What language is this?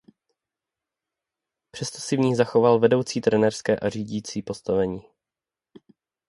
Czech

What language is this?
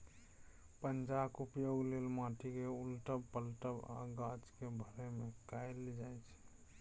Maithili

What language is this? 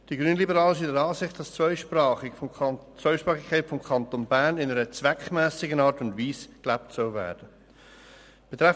Swiss German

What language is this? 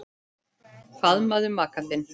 Icelandic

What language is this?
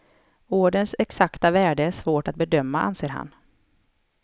Swedish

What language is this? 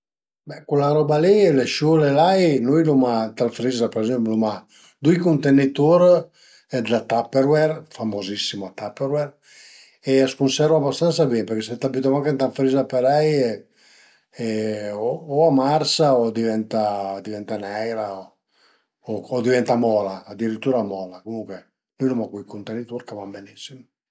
Piedmontese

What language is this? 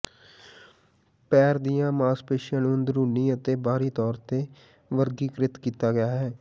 Punjabi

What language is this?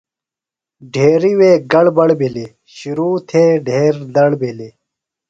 Phalura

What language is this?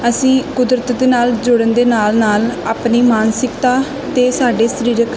Punjabi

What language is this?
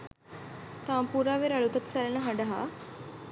Sinhala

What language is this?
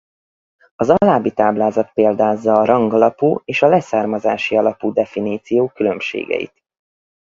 Hungarian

